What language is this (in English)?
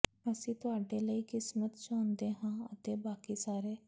Punjabi